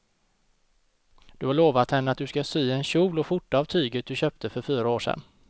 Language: Swedish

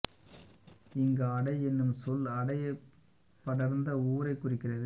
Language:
Tamil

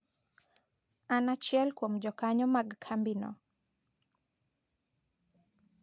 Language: Luo (Kenya and Tanzania)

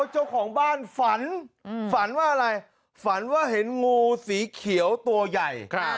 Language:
Thai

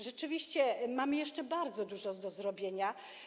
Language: Polish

